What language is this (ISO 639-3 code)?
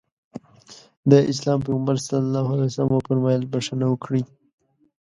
pus